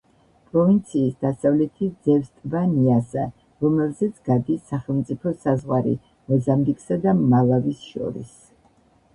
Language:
Georgian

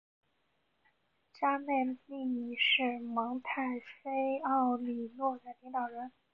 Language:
Chinese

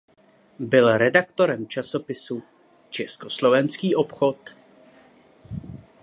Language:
Czech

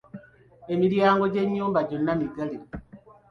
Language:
Ganda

